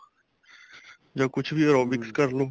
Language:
Punjabi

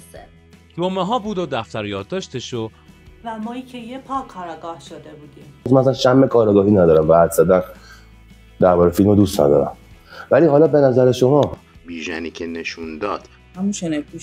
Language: Persian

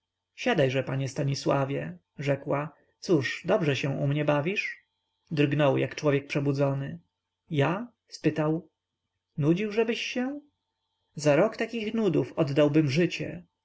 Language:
Polish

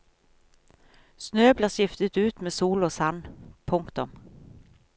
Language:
Norwegian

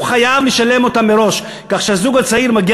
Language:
Hebrew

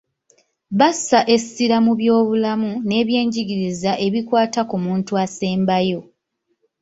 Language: Ganda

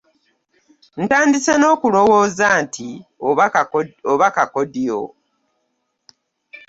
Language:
Ganda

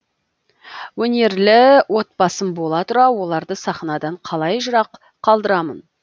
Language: Kazakh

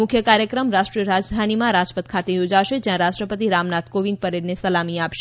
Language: Gujarati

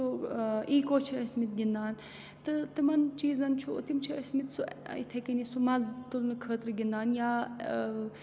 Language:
Kashmiri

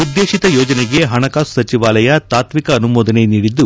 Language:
Kannada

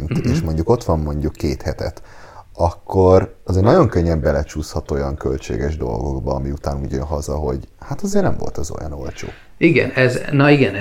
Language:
Hungarian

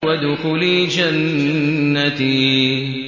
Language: Arabic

